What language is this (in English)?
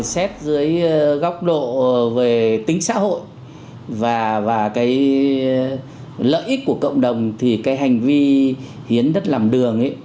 Vietnamese